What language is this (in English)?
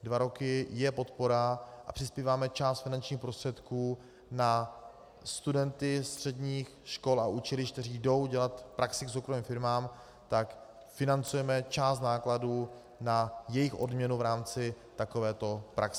Czech